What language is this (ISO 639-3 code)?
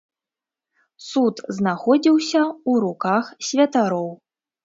bel